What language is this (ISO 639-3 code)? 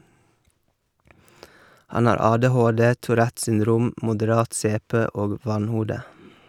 nor